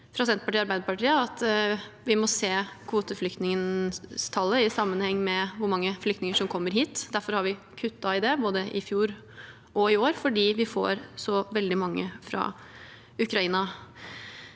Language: Norwegian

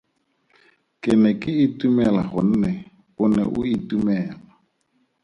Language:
Tswana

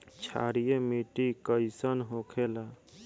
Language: Bhojpuri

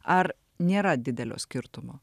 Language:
Lithuanian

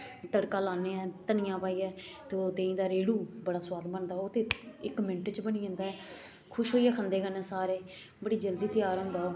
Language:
Dogri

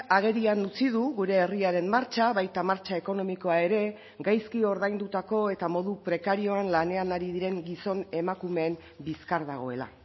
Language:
Basque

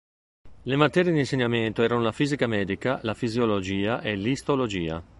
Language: Italian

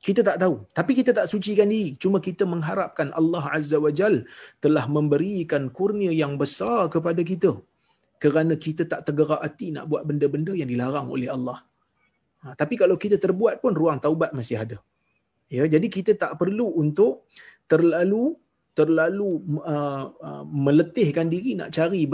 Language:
Malay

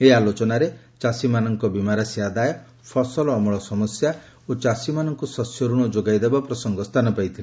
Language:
Odia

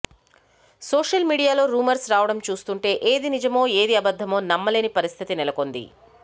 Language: Telugu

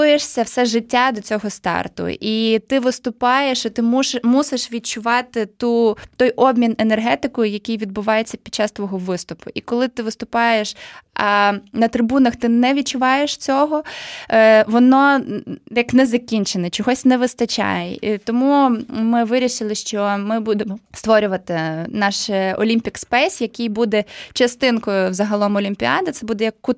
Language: Ukrainian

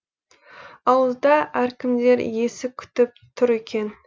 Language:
Kazakh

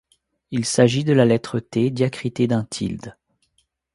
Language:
French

